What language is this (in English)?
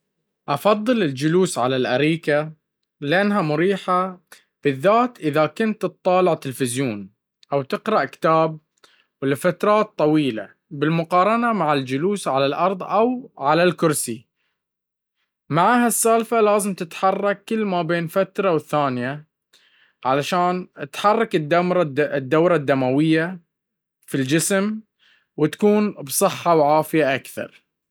Baharna Arabic